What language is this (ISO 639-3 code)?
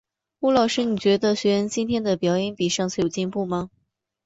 zho